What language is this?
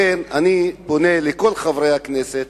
Hebrew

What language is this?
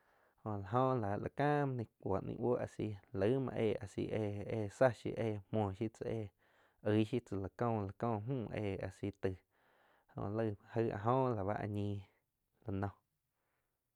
Quiotepec Chinantec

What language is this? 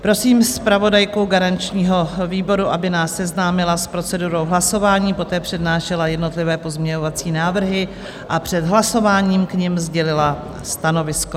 Czech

